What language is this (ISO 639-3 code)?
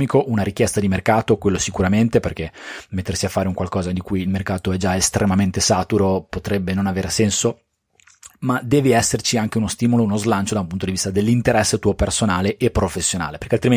ita